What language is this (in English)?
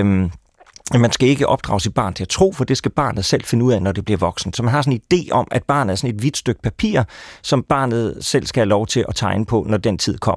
Danish